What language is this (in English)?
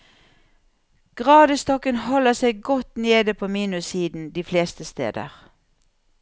Norwegian